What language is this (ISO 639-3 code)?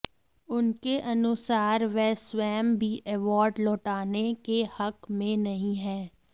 hin